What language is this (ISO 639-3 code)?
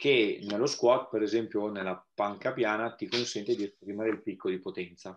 ita